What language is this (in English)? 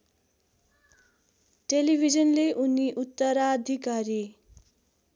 Nepali